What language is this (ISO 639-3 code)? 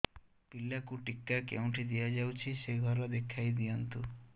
ori